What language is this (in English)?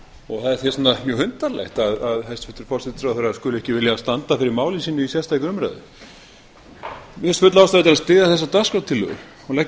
Icelandic